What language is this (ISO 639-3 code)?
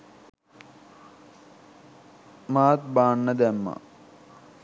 sin